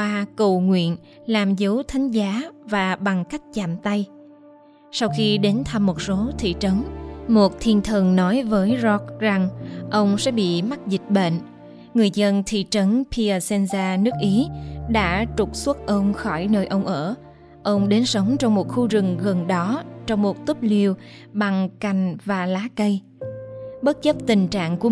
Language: Vietnamese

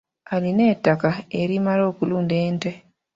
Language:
Ganda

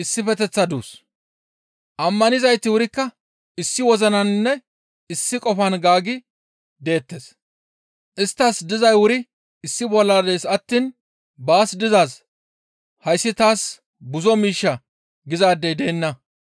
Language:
Gamo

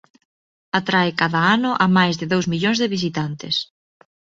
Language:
Galician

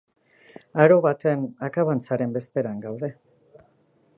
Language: Basque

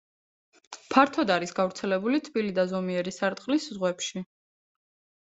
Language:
Georgian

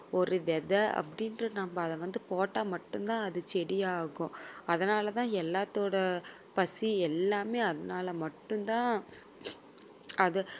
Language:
Tamil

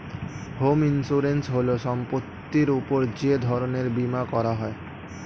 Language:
Bangla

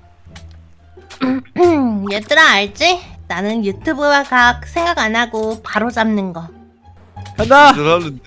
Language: Korean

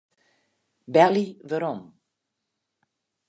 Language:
Western Frisian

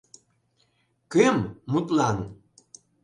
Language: Mari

